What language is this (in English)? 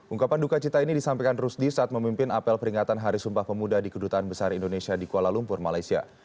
Indonesian